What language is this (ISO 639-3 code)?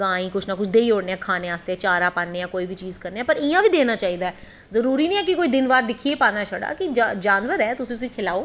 doi